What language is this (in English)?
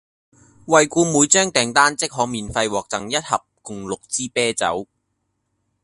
Cantonese